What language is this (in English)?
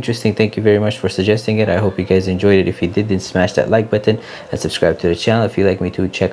Indonesian